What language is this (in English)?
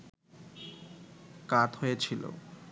Bangla